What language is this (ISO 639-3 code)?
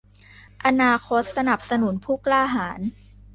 tha